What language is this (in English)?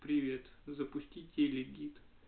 Russian